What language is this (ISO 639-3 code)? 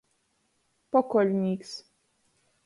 ltg